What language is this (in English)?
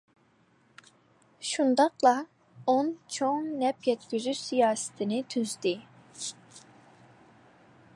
Uyghur